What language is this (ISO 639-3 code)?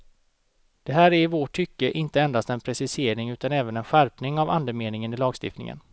swe